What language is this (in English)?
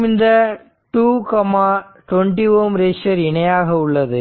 Tamil